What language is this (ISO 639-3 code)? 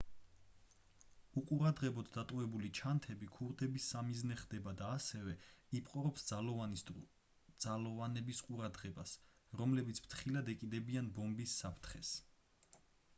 kat